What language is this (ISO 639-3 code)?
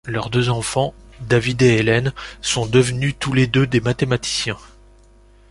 fra